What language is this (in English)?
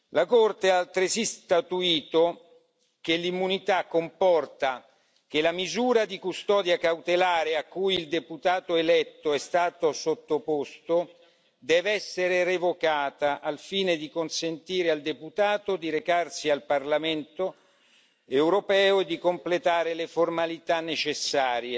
Italian